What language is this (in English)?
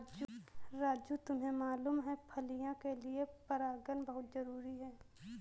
Hindi